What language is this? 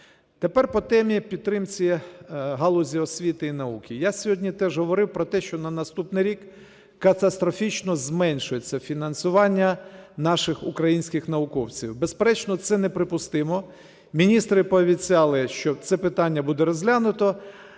Ukrainian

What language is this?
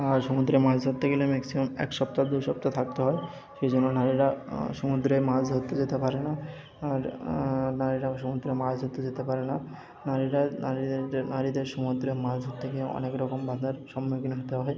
Bangla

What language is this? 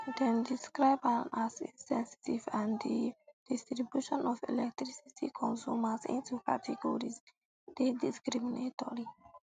Nigerian Pidgin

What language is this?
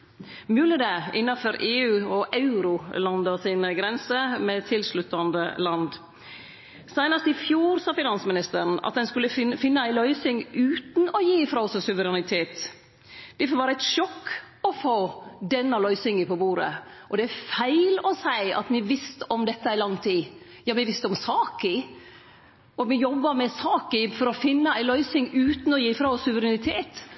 Norwegian Nynorsk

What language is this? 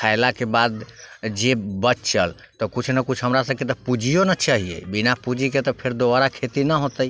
Maithili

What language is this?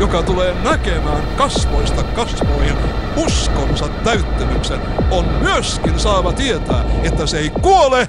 Finnish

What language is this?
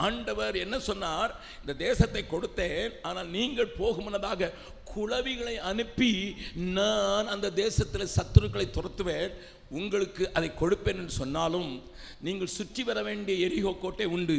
Tamil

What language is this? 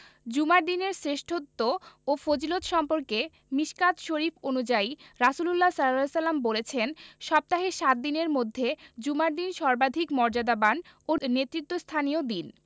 Bangla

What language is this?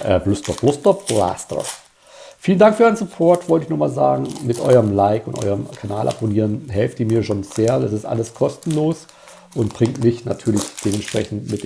German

